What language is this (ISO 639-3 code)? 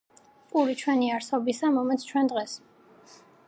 kat